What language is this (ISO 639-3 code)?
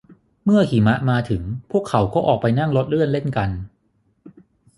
tha